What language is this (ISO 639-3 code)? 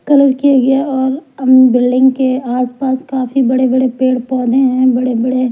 hin